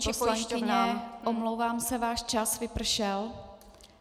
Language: Czech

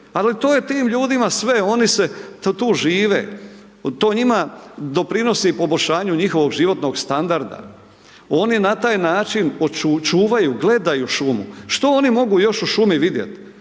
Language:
Croatian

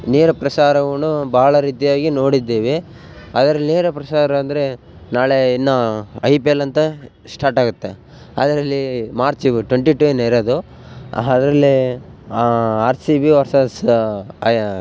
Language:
Kannada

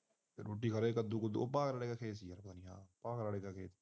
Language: Punjabi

